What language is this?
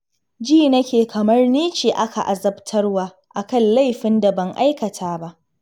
Hausa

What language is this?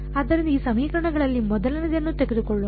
Kannada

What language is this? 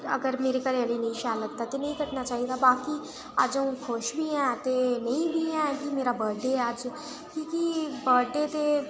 Dogri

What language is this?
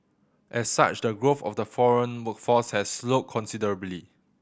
English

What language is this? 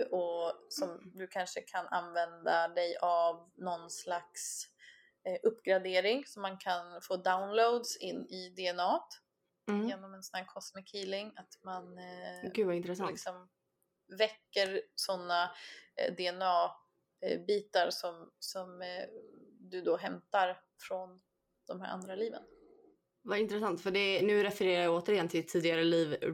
Swedish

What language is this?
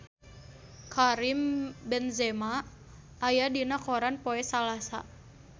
Sundanese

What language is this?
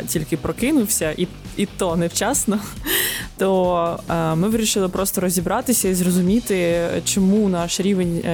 Ukrainian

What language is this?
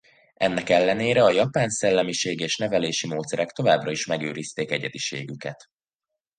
Hungarian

